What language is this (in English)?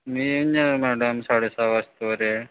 Marathi